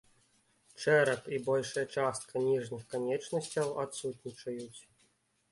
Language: Belarusian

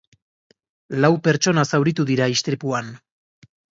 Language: Basque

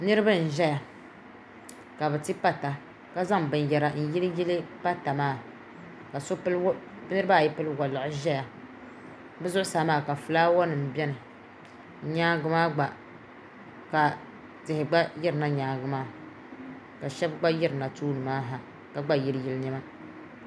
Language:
Dagbani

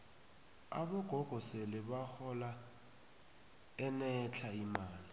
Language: South Ndebele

